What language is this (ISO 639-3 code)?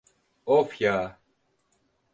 tur